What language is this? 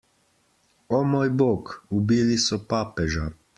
Slovenian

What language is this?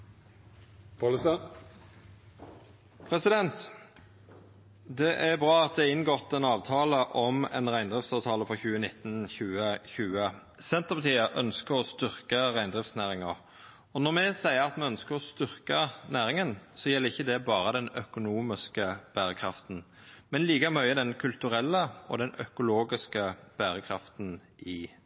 Norwegian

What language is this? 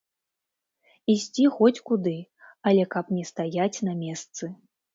Belarusian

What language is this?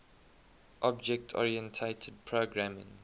English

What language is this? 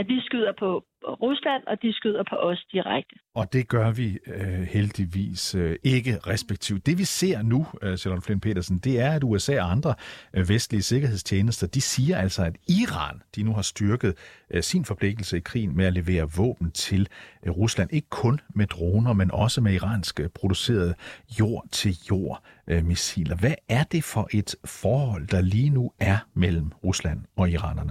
Danish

